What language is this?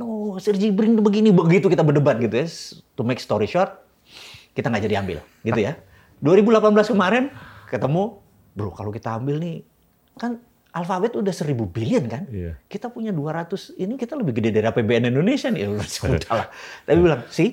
Indonesian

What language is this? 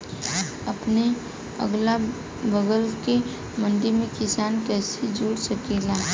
Bhojpuri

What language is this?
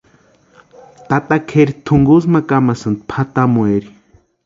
Western Highland Purepecha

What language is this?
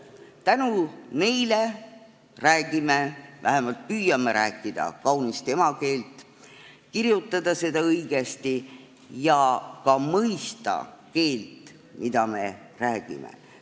Estonian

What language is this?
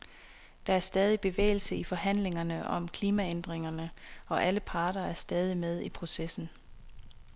Danish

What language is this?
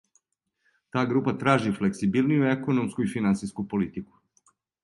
Serbian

